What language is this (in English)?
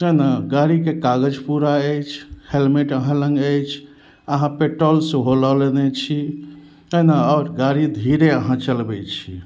Maithili